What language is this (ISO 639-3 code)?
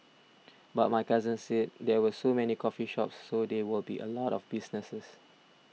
eng